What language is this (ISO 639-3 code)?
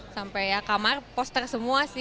ind